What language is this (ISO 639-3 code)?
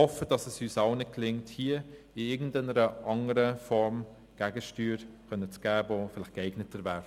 gsw